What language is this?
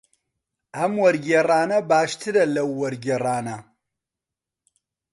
Central Kurdish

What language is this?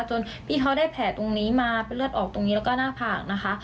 Thai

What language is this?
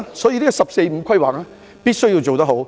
Cantonese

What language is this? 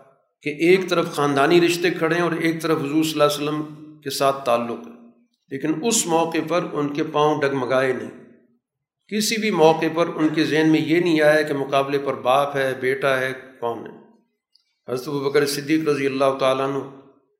Urdu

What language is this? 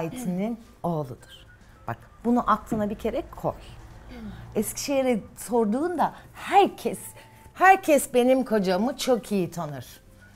Turkish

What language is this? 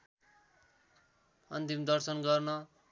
Nepali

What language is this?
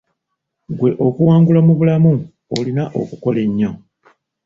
Ganda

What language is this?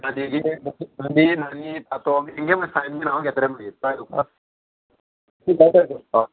Konkani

